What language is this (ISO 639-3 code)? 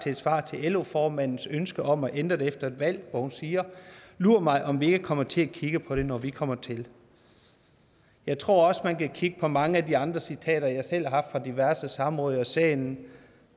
dan